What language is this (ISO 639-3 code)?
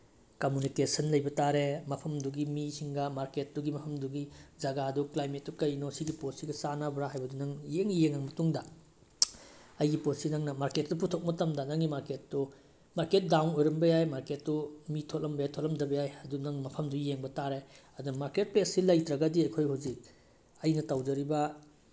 mni